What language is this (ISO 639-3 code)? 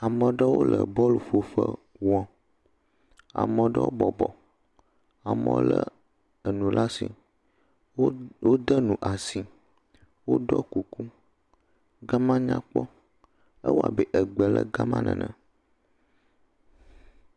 ewe